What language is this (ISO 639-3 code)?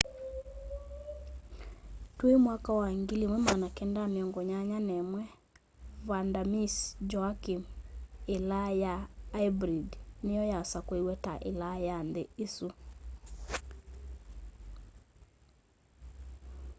kam